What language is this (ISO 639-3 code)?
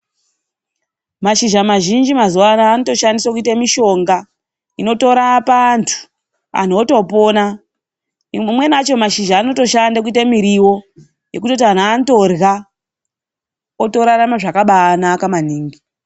ndc